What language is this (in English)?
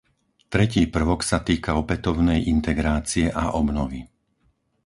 Slovak